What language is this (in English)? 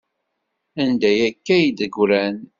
Kabyle